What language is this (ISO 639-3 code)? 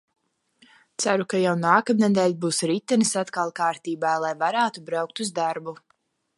lav